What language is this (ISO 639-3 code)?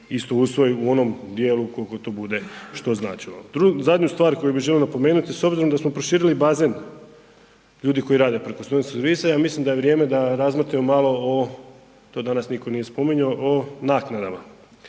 hrv